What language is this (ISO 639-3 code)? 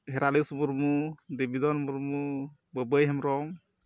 sat